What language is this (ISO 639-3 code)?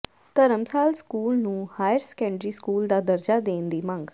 pan